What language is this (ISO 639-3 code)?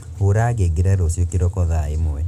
kik